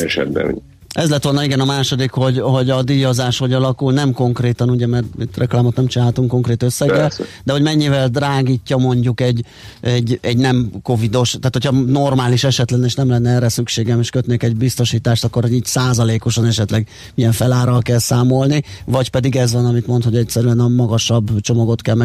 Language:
Hungarian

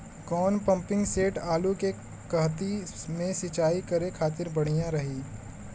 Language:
Bhojpuri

